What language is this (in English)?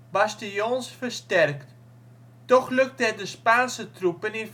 Dutch